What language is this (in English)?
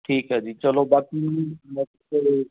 Punjabi